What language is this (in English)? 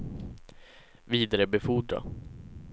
Swedish